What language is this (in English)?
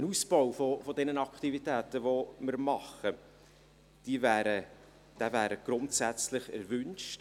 Swiss German